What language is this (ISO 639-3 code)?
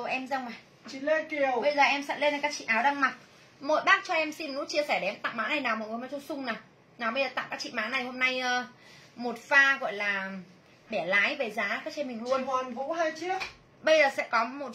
vie